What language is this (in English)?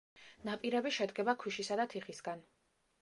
Georgian